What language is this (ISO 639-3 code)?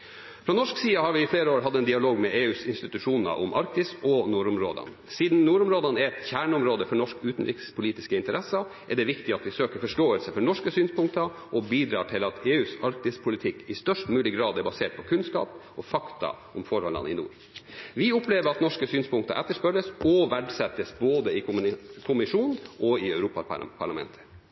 nob